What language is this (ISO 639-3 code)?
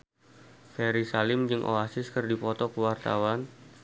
sun